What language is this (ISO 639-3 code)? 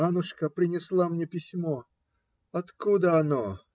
rus